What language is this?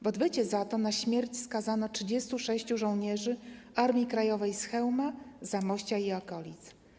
Polish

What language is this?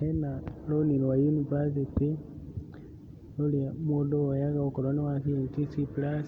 Kikuyu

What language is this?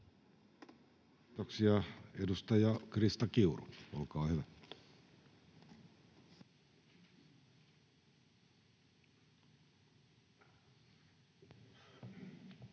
Finnish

